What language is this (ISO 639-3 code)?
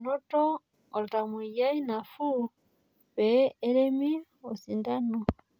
mas